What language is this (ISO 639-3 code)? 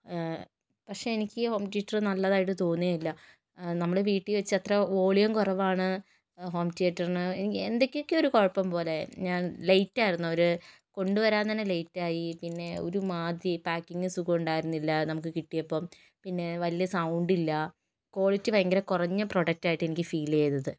mal